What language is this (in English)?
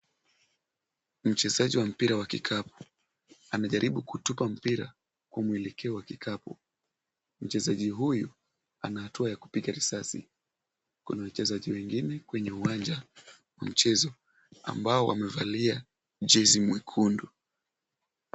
Swahili